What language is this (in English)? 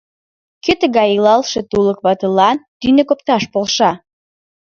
Mari